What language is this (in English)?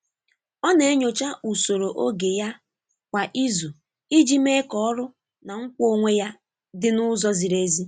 Igbo